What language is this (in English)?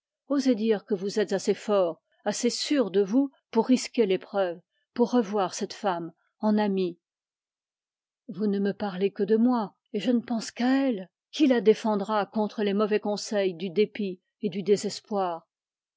French